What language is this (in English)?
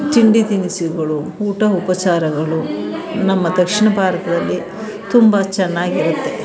Kannada